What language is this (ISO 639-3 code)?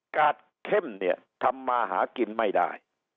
tha